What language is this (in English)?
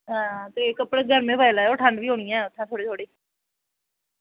Dogri